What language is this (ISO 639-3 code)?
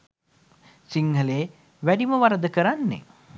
sin